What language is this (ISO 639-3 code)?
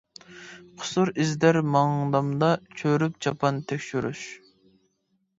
uig